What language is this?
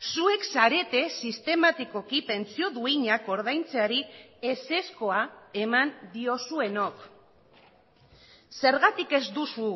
Basque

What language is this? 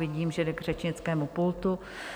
Czech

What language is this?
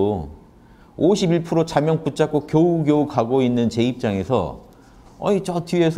Korean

